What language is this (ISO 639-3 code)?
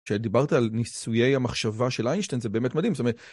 heb